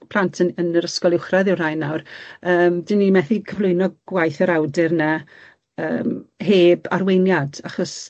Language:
Welsh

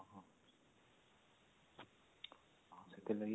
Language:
Odia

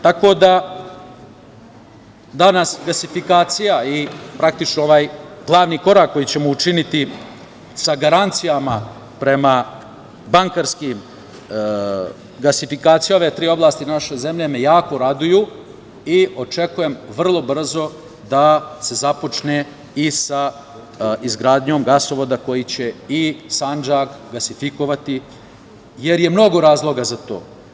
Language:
Serbian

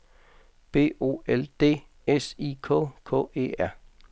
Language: Danish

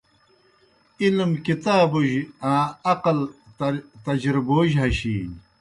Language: Kohistani Shina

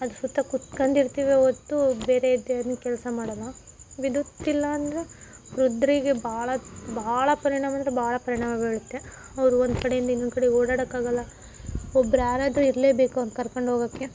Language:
Kannada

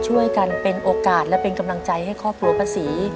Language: Thai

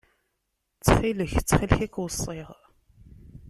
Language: Kabyle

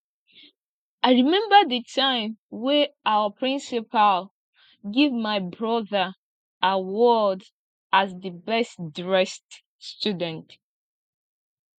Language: Nigerian Pidgin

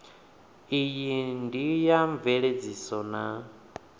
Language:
Venda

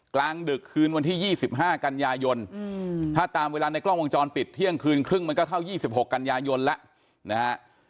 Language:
Thai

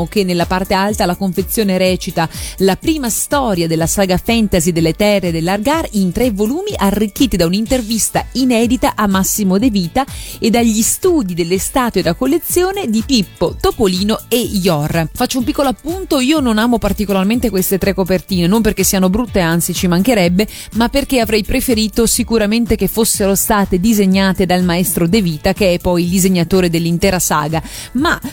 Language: Italian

